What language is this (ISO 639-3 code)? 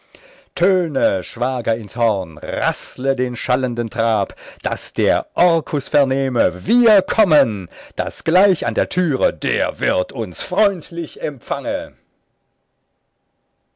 deu